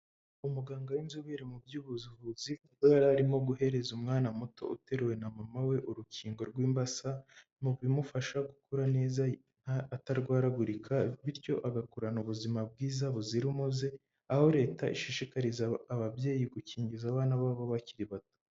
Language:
Kinyarwanda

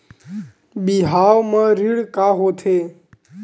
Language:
Chhattisgarhi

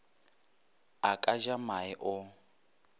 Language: Northern Sotho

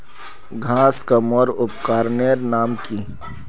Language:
Magahi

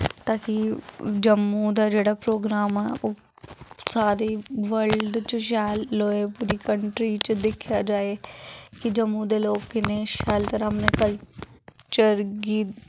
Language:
Dogri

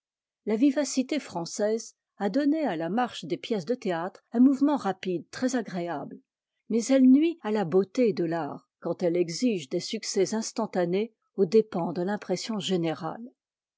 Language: French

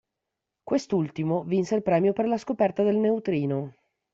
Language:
Italian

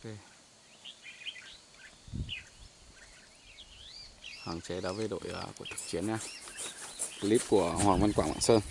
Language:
Vietnamese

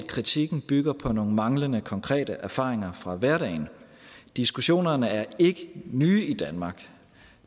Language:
Danish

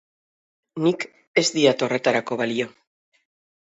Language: Basque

